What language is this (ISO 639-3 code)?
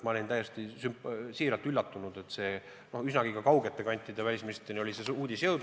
est